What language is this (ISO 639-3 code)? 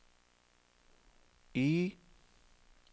nor